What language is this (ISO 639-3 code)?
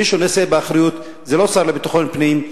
heb